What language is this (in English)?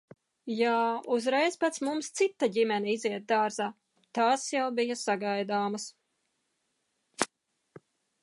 Latvian